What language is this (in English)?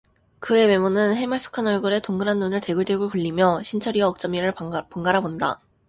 Korean